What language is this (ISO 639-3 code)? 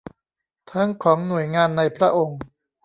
tha